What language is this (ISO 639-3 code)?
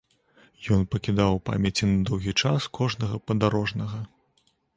bel